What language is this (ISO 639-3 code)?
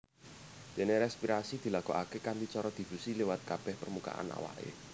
jav